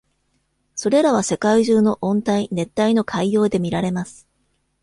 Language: Japanese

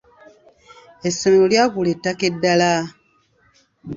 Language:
Ganda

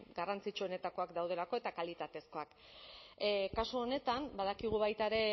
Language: Basque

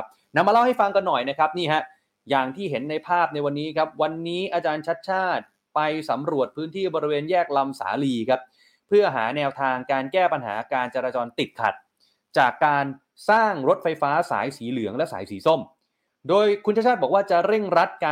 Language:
Thai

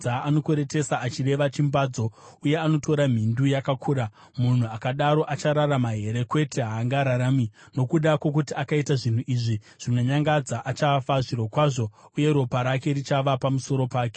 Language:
Shona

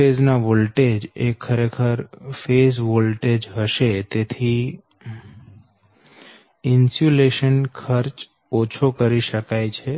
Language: Gujarati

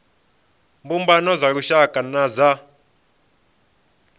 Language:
Venda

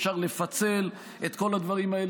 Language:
Hebrew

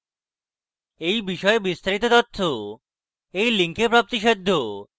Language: Bangla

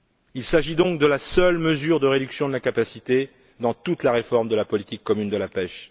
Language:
French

